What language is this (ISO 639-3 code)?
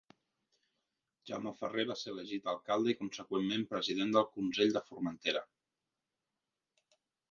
cat